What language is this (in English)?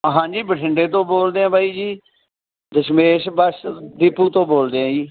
Punjabi